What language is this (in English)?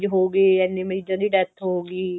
Punjabi